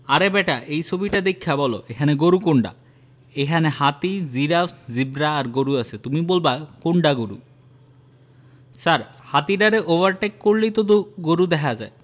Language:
Bangla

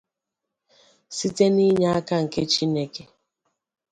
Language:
Igbo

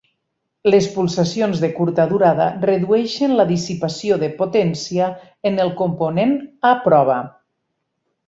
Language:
Catalan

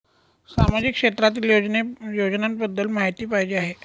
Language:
Marathi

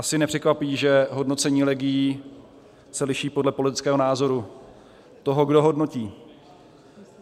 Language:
Czech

